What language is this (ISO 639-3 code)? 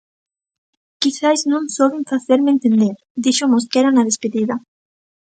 glg